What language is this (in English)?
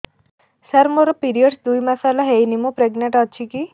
Odia